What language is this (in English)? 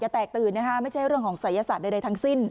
Thai